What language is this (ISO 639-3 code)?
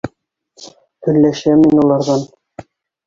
bak